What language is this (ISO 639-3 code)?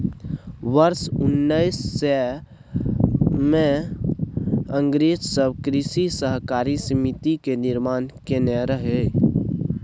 mai